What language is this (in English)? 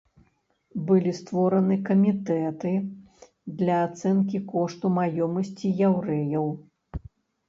Belarusian